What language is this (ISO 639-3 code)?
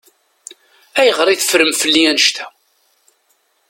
kab